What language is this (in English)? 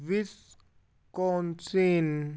Punjabi